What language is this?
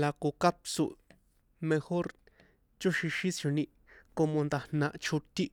San Juan Atzingo Popoloca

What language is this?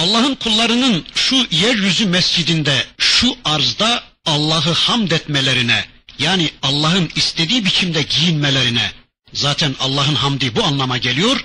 Turkish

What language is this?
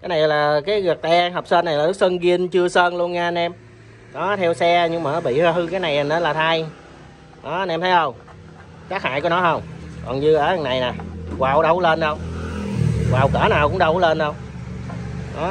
Vietnamese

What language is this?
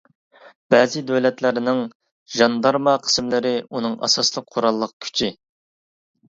Uyghur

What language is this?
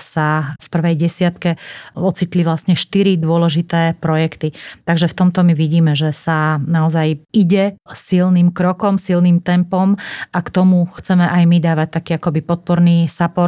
Slovak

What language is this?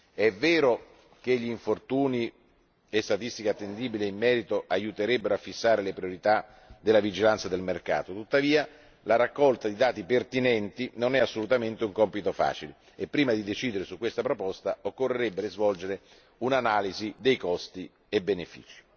Italian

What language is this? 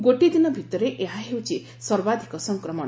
Odia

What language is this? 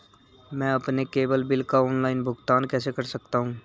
Hindi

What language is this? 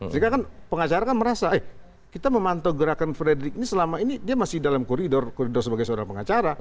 Indonesian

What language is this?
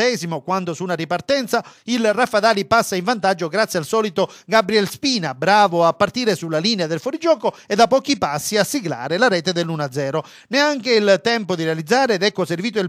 Italian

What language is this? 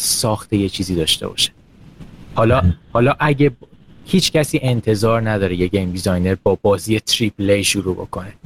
Persian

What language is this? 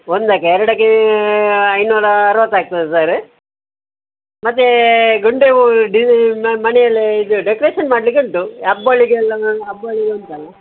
Kannada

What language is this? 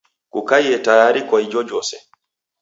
Taita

